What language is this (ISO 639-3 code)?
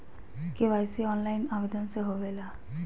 mag